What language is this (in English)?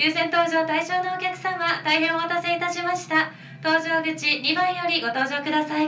Japanese